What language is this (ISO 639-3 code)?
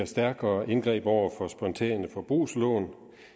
dan